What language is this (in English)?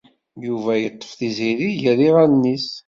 Kabyle